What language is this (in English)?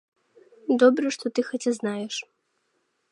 Belarusian